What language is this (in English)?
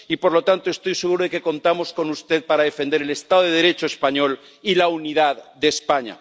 Spanish